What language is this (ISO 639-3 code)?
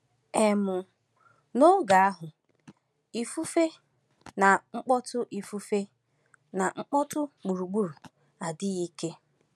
ibo